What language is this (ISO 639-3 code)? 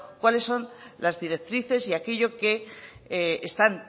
spa